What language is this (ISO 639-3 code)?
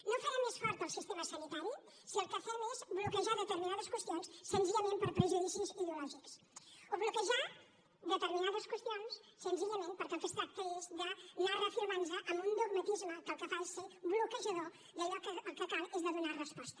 cat